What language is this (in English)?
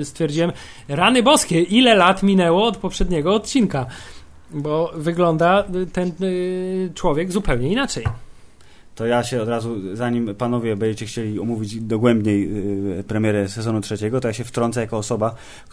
Polish